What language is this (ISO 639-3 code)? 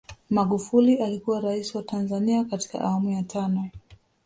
swa